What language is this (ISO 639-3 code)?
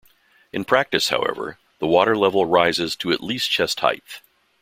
eng